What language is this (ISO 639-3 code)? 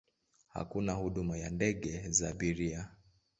swa